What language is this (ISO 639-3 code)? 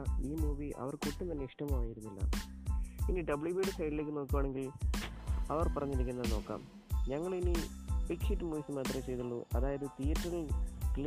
mal